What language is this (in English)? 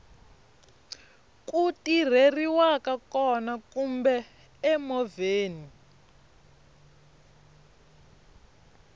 Tsonga